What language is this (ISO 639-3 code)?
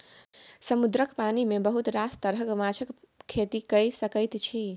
mai